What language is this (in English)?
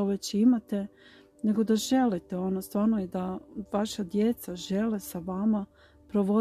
Croatian